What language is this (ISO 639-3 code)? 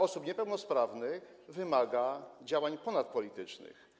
pol